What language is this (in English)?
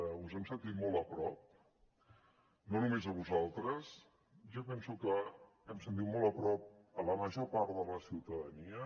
Catalan